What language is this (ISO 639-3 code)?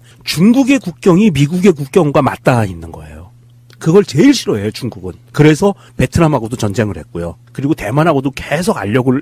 kor